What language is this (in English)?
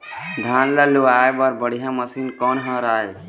Chhattisgarhi